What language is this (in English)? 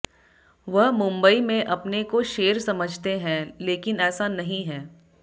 Hindi